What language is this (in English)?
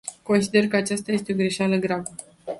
Romanian